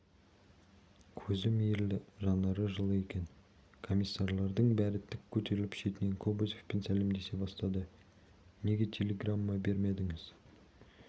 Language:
Kazakh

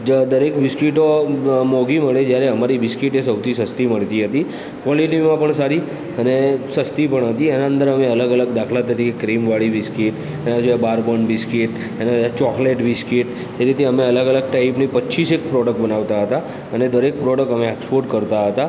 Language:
Gujarati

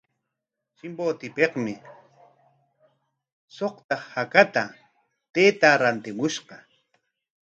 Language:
Corongo Ancash Quechua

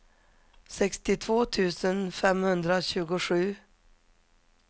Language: Swedish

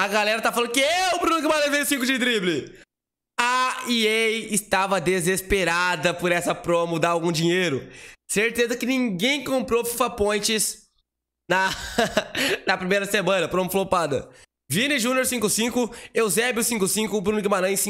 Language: Portuguese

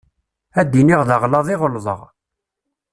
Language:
Kabyle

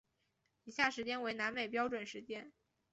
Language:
Chinese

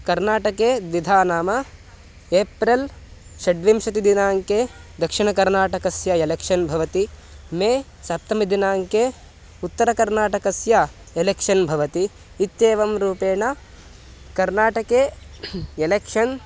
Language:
Sanskrit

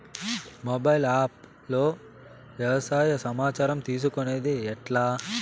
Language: Telugu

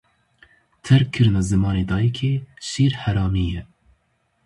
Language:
Kurdish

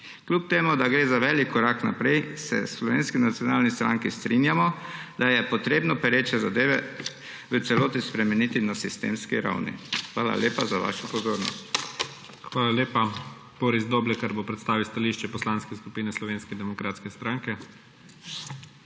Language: Slovenian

